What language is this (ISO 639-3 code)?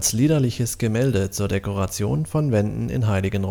deu